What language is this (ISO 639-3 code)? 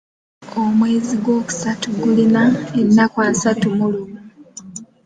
lug